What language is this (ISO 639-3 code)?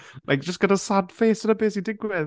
cym